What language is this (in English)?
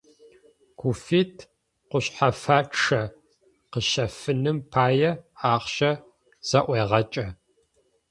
Adyghe